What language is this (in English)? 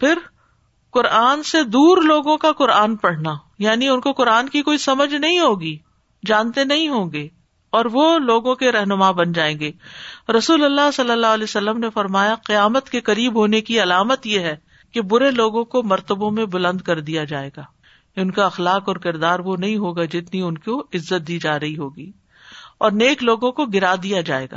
Urdu